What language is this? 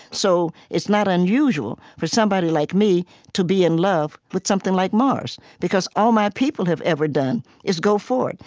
English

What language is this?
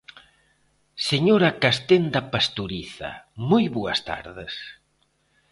Galician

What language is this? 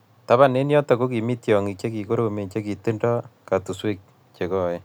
Kalenjin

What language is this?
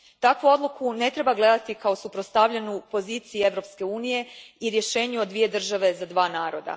Croatian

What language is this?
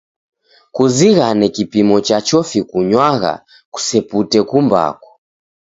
Taita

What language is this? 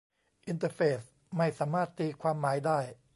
Thai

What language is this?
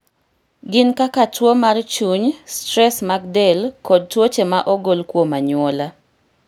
Luo (Kenya and Tanzania)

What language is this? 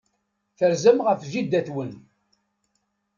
Kabyle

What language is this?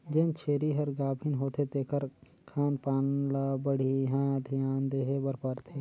Chhattisgarhi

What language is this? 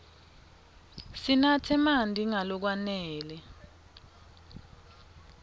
Swati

